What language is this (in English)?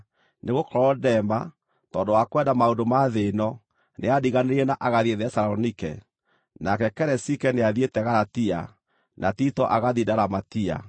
Kikuyu